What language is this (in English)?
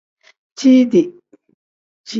Tem